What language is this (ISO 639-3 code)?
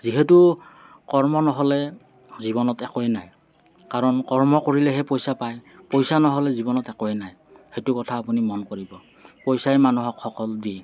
asm